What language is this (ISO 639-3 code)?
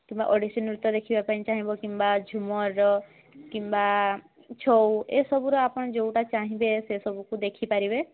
ori